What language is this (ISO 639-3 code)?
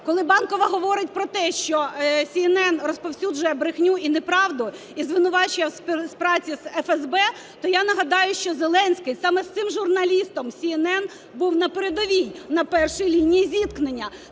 ukr